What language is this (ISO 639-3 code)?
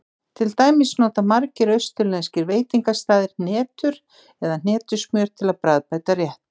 isl